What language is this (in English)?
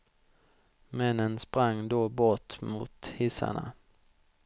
Swedish